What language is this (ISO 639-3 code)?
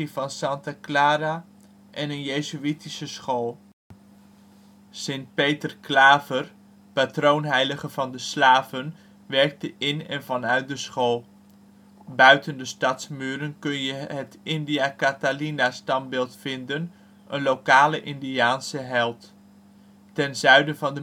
nld